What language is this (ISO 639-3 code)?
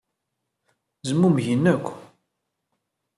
kab